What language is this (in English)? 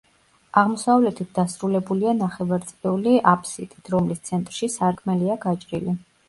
Georgian